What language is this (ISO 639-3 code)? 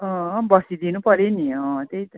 nep